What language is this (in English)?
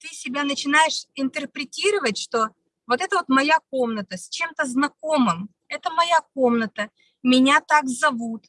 Russian